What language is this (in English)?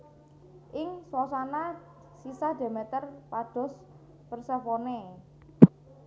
Javanese